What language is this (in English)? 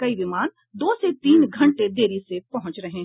Hindi